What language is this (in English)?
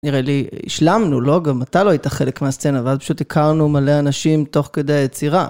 Hebrew